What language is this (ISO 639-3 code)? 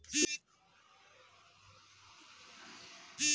mag